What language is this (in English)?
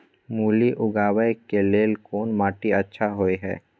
Maithili